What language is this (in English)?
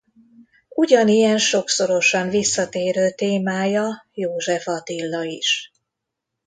Hungarian